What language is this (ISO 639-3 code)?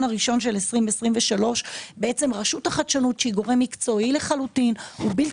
heb